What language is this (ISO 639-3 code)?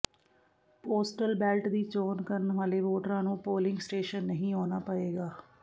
pan